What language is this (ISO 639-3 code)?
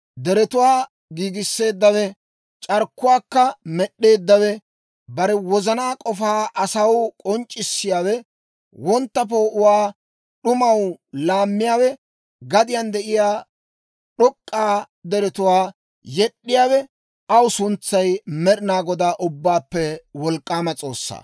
dwr